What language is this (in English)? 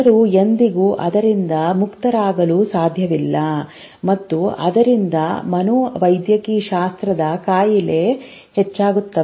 Kannada